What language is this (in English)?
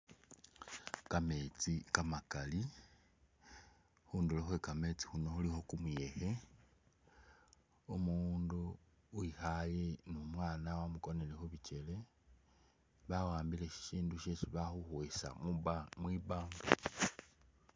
Masaaba